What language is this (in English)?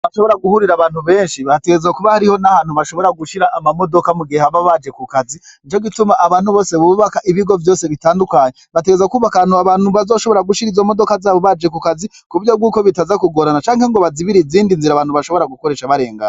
Rundi